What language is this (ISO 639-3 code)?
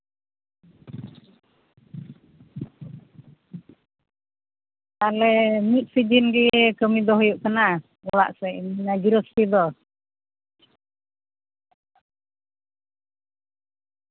sat